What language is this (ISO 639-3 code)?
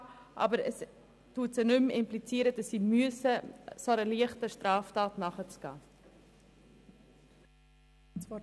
gsw